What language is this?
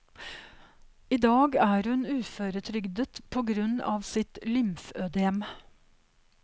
Norwegian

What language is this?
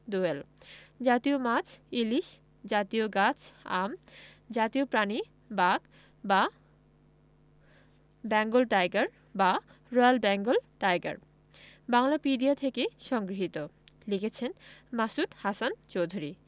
Bangla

